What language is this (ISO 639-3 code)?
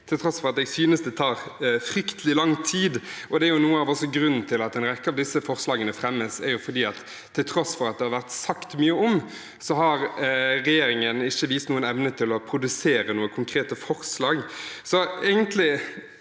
nor